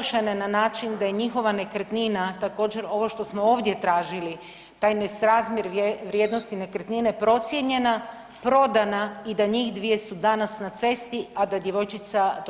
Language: Croatian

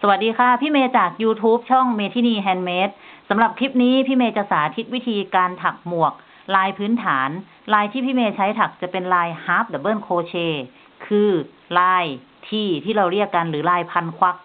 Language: Thai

